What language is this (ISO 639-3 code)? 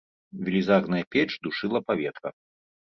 bel